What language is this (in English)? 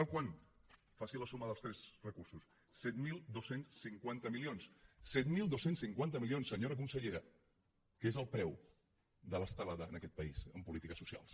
Catalan